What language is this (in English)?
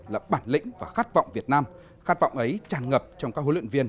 Vietnamese